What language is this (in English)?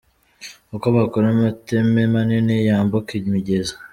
Kinyarwanda